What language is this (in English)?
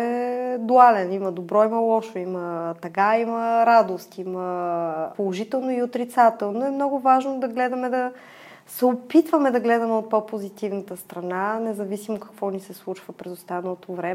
Bulgarian